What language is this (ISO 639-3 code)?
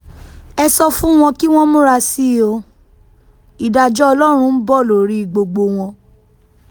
yor